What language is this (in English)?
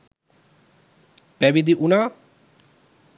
Sinhala